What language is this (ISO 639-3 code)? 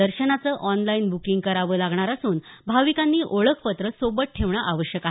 mar